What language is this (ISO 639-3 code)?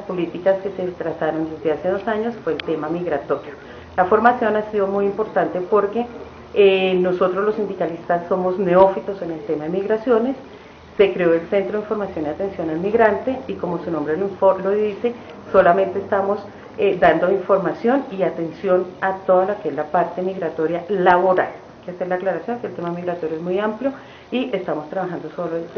spa